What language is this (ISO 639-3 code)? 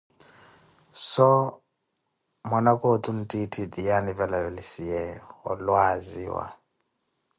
eko